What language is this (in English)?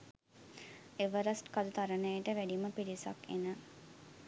Sinhala